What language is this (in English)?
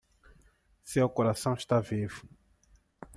Portuguese